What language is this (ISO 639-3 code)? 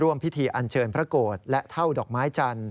tha